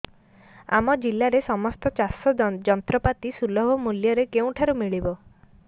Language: Odia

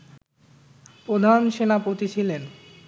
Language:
Bangla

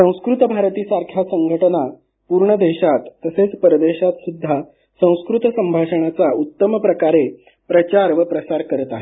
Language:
Marathi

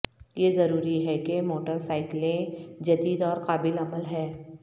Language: Urdu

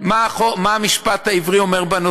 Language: Hebrew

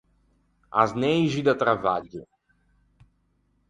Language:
Ligurian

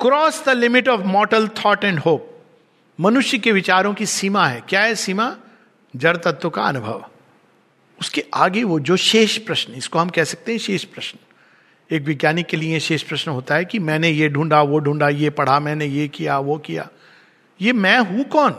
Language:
Hindi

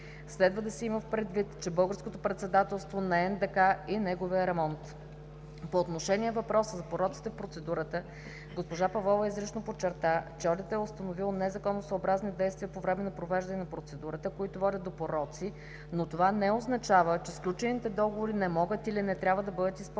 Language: Bulgarian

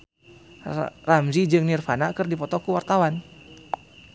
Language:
Sundanese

